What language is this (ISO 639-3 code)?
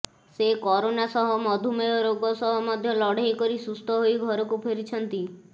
ori